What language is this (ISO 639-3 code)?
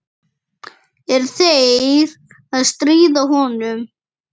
isl